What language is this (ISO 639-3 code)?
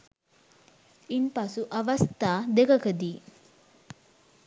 sin